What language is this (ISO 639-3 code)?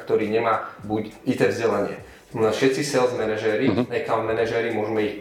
slk